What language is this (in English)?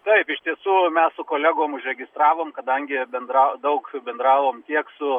Lithuanian